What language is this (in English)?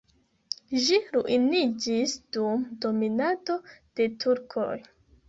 Esperanto